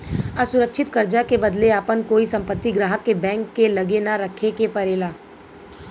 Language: Bhojpuri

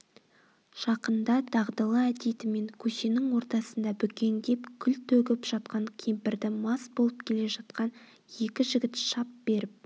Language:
Kazakh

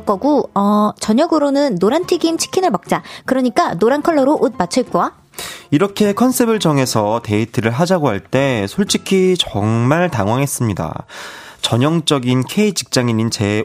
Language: Korean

